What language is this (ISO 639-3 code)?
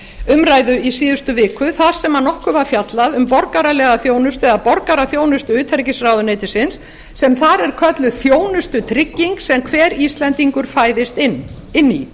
isl